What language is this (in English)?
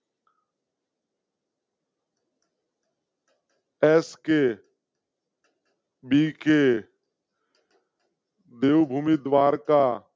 Gujarati